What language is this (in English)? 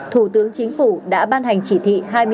Vietnamese